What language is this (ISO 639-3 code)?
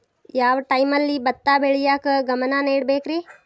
kan